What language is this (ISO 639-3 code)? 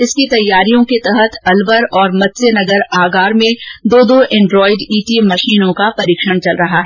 hin